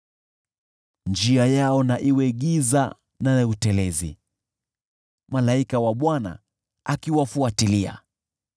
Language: Swahili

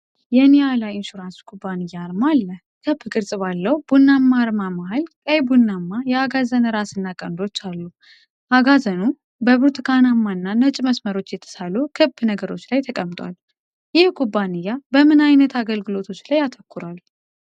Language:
Amharic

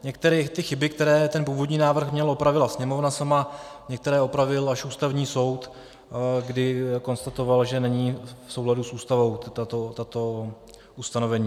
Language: Czech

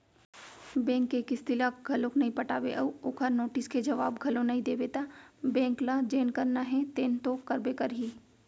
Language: Chhattisgarhi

